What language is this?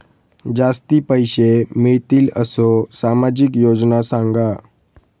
Marathi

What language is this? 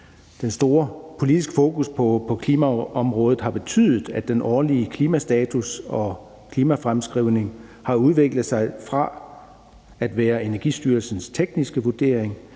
Danish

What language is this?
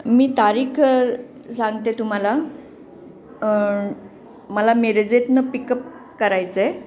Marathi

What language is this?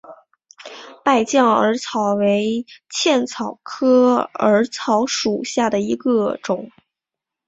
Chinese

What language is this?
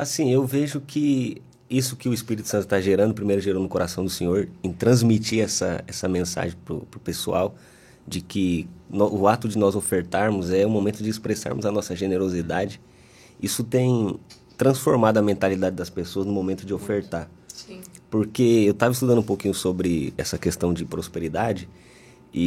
Portuguese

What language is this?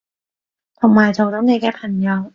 Cantonese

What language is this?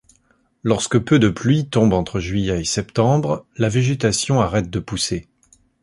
French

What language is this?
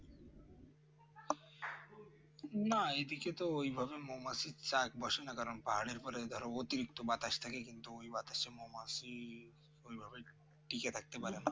Bangla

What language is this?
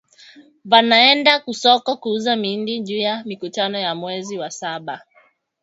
Swahili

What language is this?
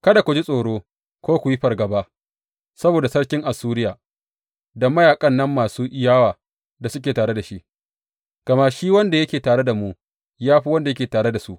Hausa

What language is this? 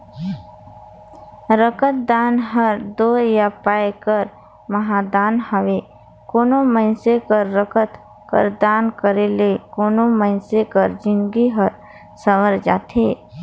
Chhattisgarhi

